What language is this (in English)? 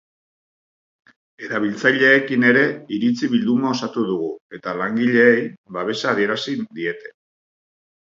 Basque